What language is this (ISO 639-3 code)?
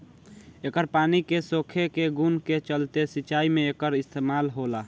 bho